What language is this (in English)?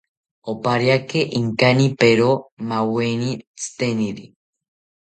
South Ucayali Ashéninka